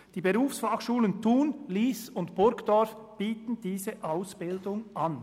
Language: Swiss German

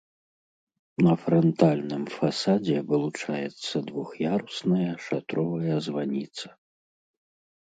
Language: Belarusian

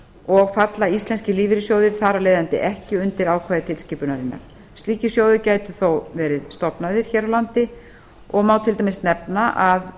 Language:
Icelandic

